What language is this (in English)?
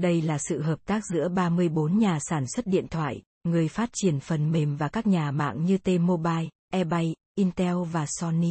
Vietnamese